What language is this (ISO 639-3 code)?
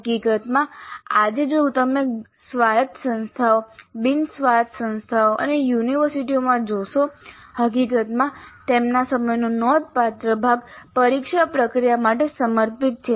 guj